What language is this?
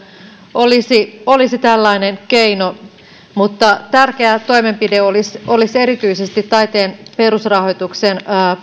Finnish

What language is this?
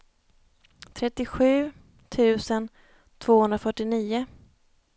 Swedish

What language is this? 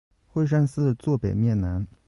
Chinese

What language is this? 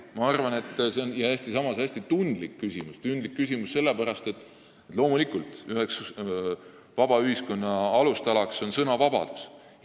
Estonian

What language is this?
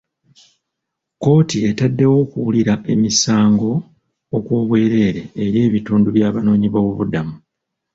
Ganda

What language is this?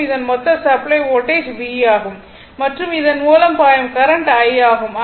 Tamil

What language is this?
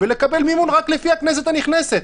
Hebrew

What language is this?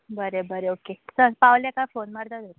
Konkani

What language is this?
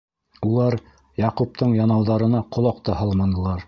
Bashkir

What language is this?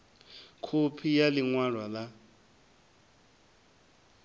Venda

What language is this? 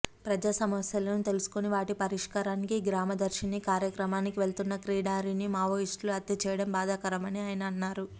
Telugu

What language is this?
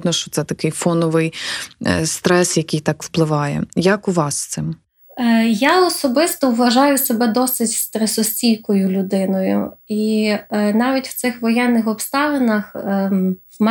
Ukrainian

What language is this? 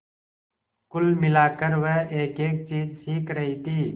Hindi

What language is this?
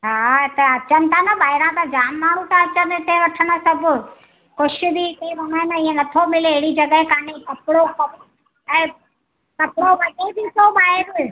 Sindhi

